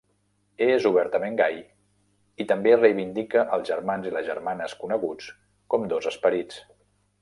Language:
Catalan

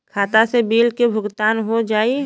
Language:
Bhojpuri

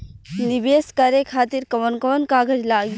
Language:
Bhojpuri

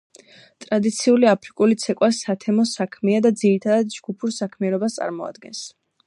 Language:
Georgian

